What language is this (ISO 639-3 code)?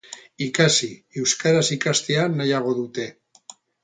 eus